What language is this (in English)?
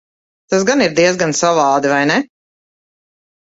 Latvian